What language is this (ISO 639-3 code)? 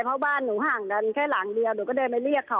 tha